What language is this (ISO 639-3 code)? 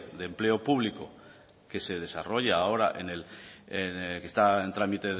spa